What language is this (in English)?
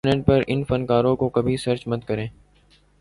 Urdu